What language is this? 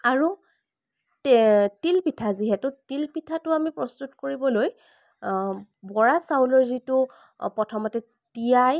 Assamese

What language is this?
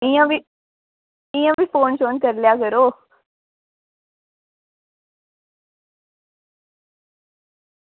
Dogri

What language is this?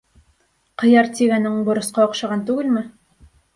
Bashkir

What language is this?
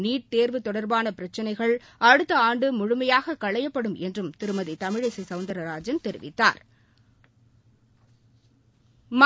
Tamil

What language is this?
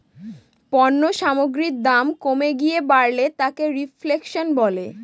Bangla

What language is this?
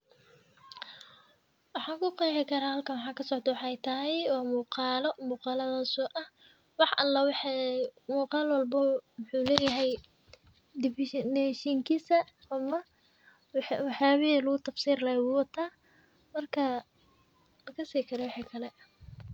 Somali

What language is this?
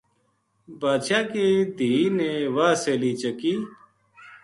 Gujari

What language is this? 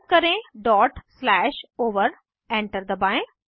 Hindi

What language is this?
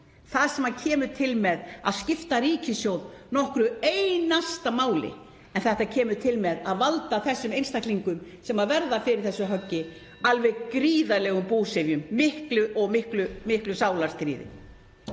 Icelandic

